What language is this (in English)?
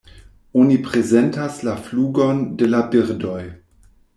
Esperanto